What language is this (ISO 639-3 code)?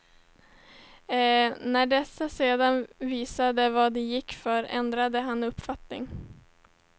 swe